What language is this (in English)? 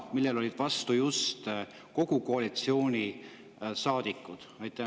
Estonian